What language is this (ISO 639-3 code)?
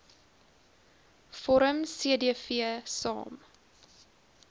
afr